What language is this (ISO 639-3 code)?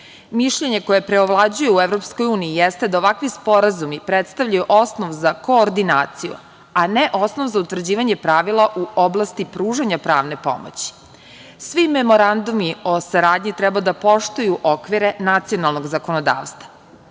srp